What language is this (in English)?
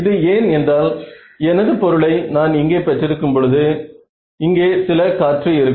Tamil